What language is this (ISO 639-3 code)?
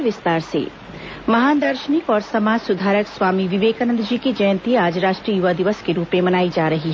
hin